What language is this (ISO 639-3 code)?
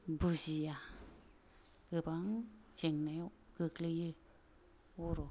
brx